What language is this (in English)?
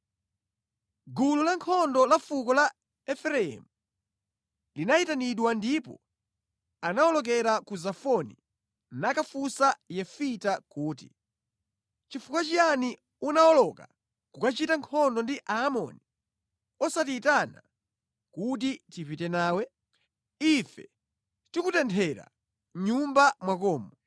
Nyanja